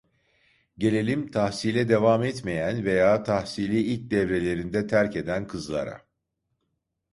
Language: Turkish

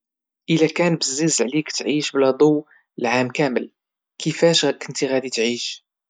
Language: Moroccan Arabic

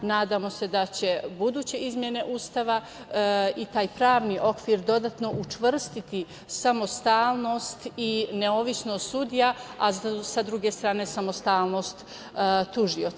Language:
Serbian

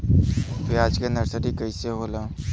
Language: Bhojpuri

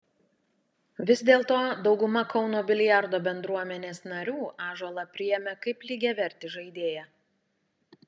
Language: Lithuanian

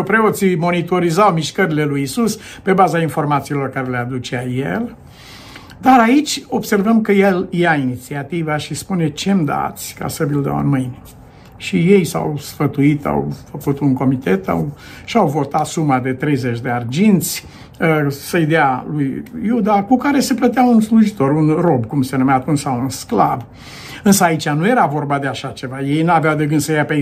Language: Romanian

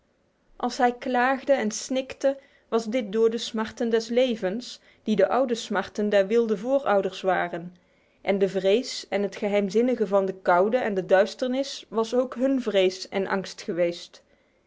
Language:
Dutch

